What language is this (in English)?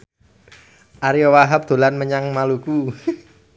Javanese